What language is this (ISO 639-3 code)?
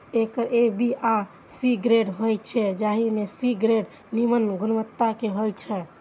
mai